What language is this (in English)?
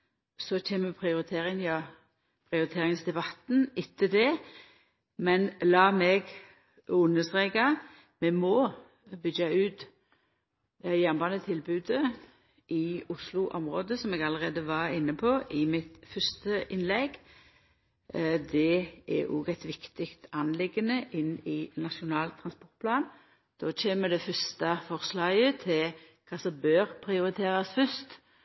Norwegian Nynorsk